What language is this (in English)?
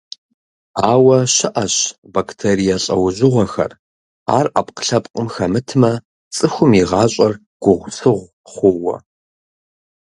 Kabardian